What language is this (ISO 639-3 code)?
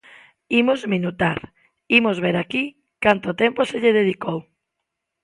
glg